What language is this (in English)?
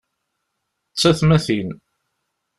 Kabyle